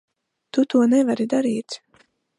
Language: Latvian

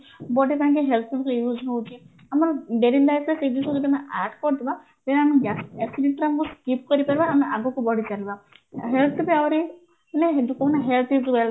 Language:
Odia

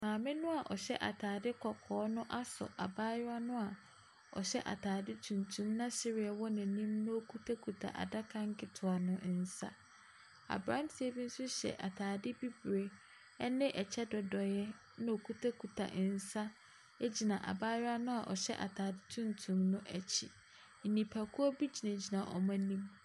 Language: Akan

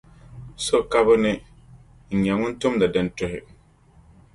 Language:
Dagbani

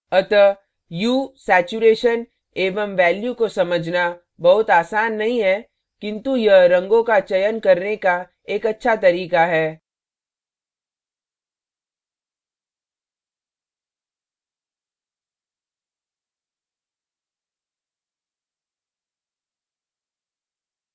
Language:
Hindi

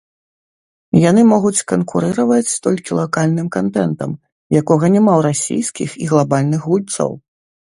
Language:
Belarusian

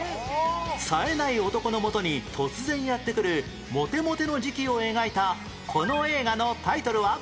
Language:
Japanese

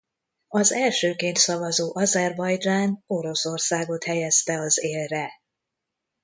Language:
Hungarian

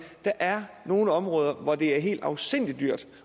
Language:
Danish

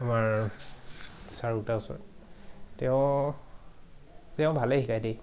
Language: Assamese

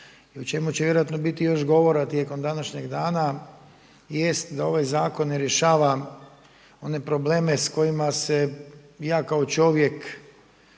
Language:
Croatian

